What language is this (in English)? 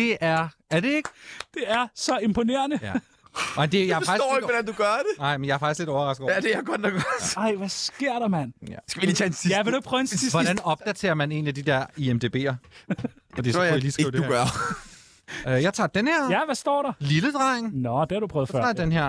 Danish